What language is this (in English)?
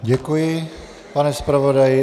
Czech